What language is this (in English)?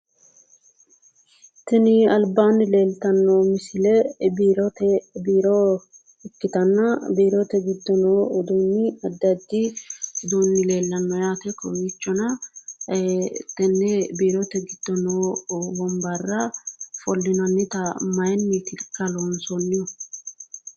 Sidamo